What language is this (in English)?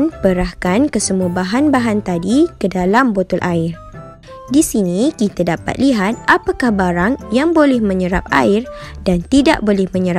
Malay